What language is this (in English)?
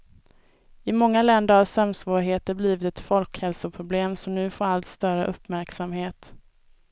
Swedish